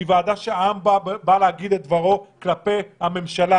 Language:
Hebrew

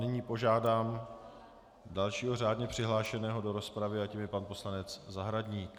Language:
Czech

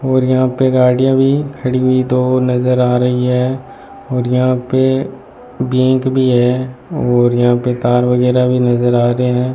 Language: Hindi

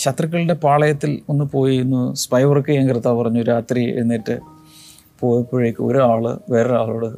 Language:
Malayalam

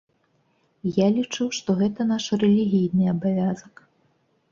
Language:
Belarusian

